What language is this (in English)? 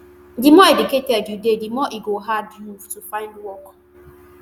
Nigerian Pidgin